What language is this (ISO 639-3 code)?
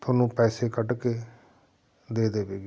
pan